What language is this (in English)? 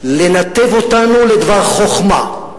Hebrew